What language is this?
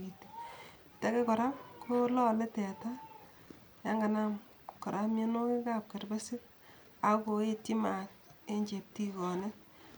Kalenjin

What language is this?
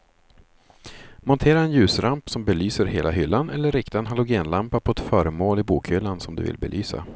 Swedish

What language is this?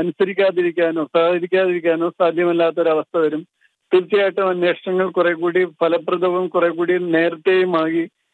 Malayalam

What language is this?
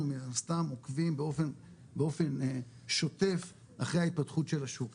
Hebrew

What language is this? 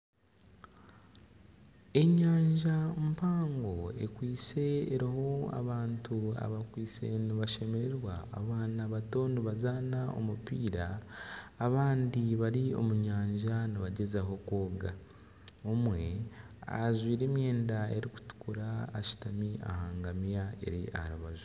Nyankole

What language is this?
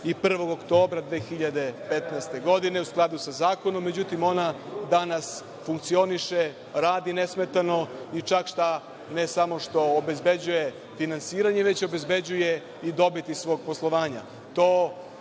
Serbian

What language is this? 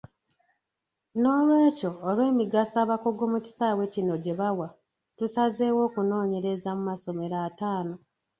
Ganda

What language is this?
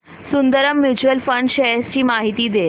Marathi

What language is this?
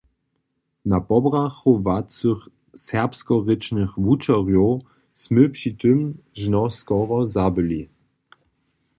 Upper Sorbian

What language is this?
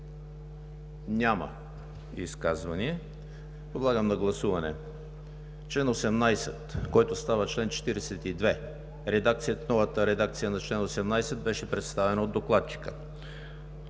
Bulgarian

